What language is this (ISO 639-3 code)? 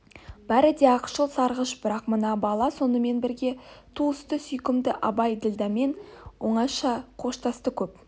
kaz